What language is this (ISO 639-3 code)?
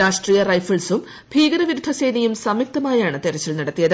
mal